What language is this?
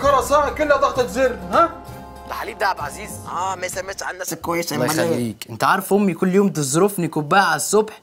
Arabic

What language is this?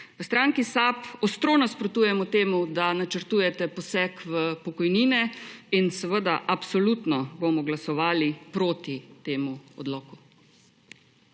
Slovenian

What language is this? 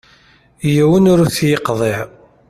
Kabyle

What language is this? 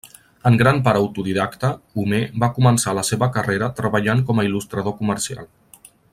Catalan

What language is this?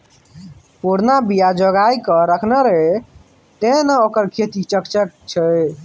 Maithili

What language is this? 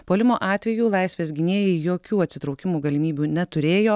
Lithuanian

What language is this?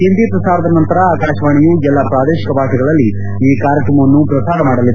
Kannada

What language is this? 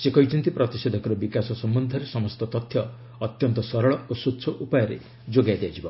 Odia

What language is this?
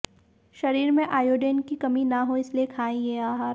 Hindi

